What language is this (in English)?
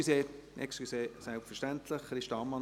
Swiss German